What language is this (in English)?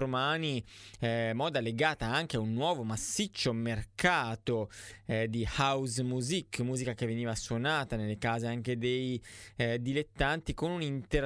Italian